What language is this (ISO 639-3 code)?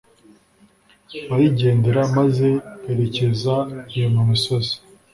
kin